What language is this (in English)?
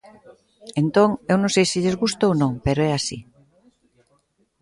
Galician